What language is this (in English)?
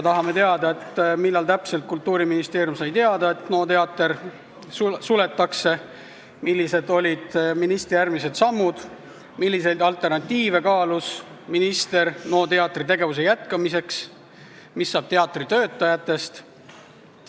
Estonian